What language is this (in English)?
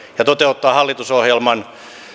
Finnish